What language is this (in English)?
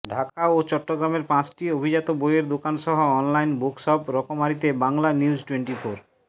Bangla